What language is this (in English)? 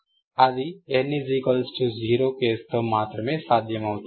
Telugu